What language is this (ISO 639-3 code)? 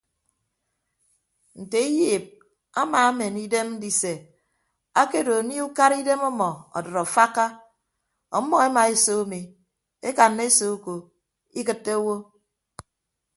ibb